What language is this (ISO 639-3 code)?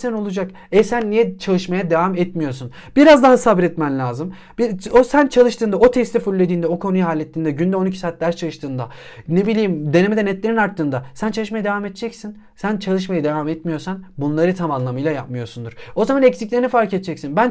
tur